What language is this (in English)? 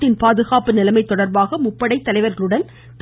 Tamil